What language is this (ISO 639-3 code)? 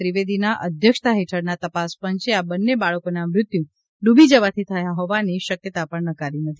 guj